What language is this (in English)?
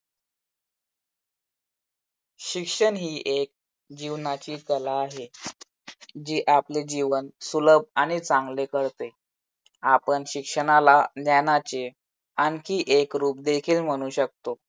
Marathi